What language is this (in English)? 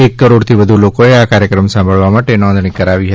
Gujarati